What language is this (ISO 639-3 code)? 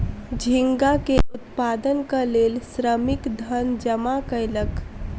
mai